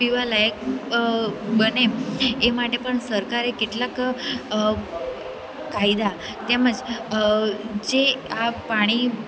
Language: Gujarati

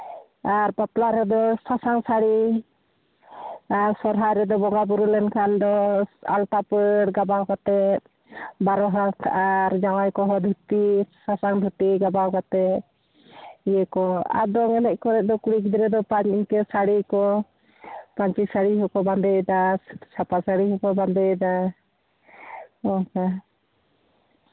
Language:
Santali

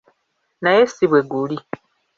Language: Ganda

